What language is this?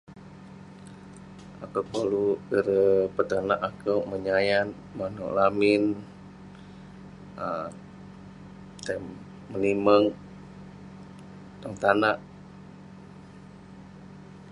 Western Penan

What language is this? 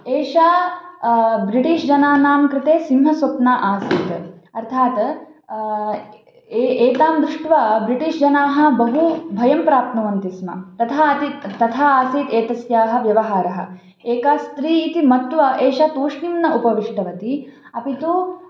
Sanskrit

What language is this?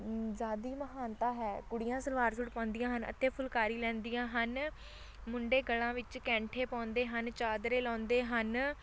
Punjabi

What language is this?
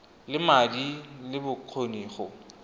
Tswana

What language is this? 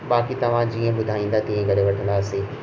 Sindhi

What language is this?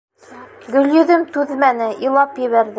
Bashkir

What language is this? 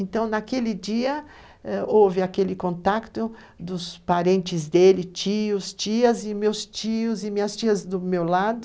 Portuguese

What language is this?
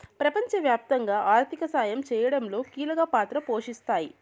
Telugu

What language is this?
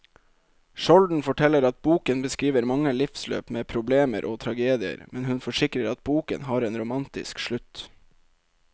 Norwegian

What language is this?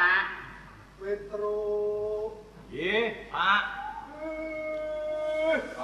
Indonesian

